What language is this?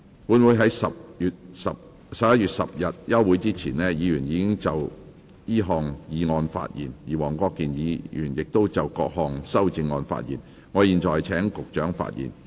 Cantonese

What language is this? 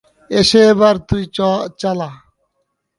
Bangla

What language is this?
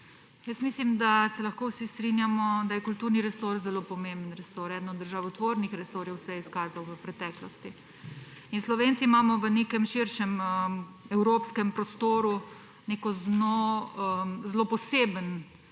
Slovenian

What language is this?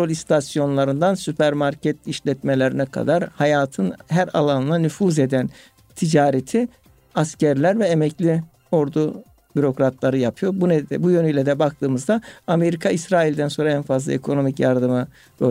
Turkish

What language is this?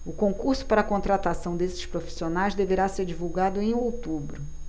Portuguese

